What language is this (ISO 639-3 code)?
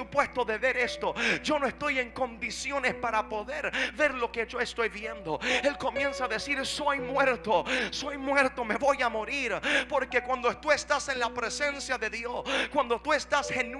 spa